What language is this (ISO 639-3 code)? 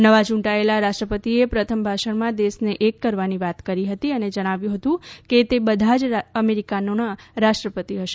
guj